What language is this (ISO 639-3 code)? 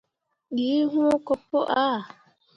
mua